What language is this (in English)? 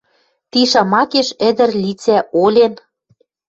Western Mari